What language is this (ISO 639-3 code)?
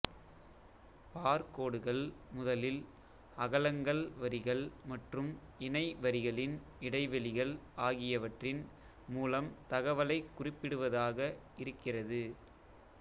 tam